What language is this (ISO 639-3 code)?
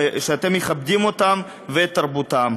heb